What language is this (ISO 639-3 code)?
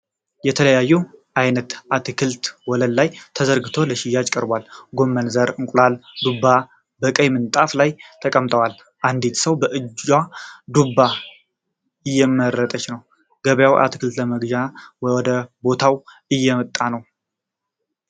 amh